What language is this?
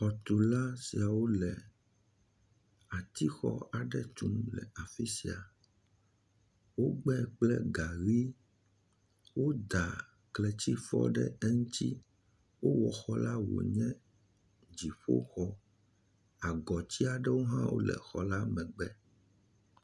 Ewe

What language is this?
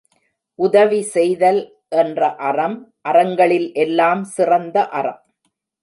Tamil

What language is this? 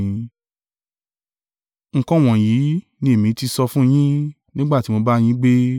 Yoruba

